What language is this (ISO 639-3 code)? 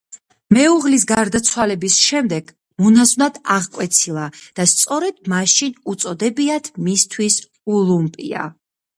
kat